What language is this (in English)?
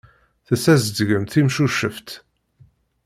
Kabyle